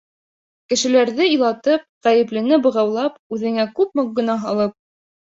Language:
Bashkir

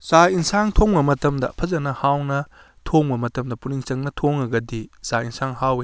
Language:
Manipuri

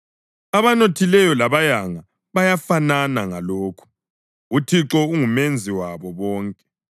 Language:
North Ndebele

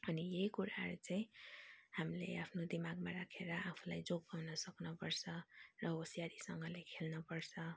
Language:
Nepali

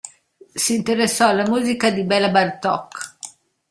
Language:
Italian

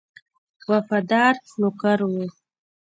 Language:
Pashto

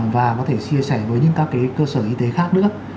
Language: Vietnamese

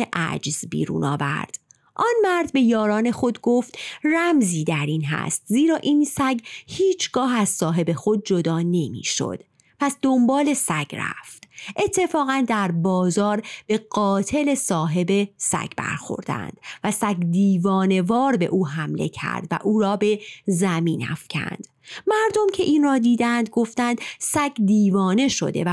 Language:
Persian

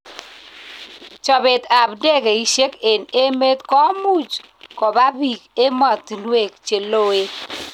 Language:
Kalenjin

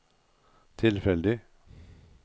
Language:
Norwegian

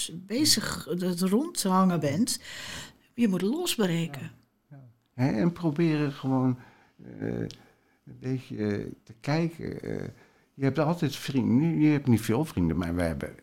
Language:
Dutch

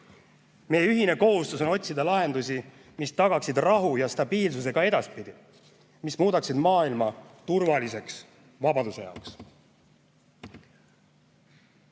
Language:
Estonian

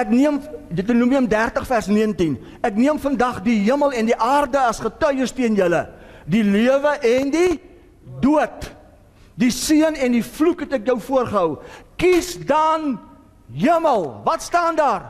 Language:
Dutch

